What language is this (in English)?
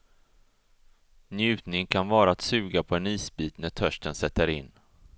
Swedish